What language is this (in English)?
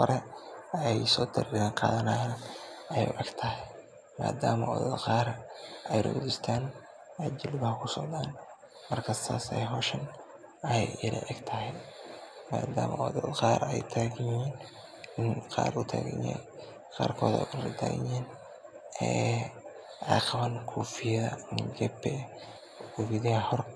Somali